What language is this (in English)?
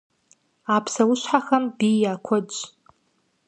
Kabardian